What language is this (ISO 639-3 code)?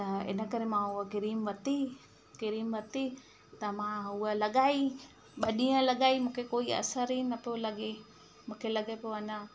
snd